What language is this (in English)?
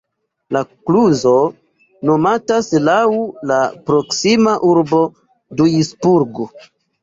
Esperanto